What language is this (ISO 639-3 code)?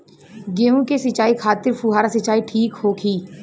bho